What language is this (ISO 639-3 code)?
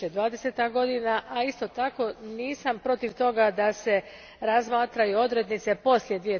hrv